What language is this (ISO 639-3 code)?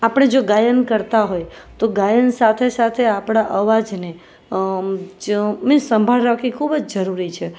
guj